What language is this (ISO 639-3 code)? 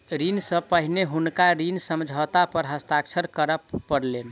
mai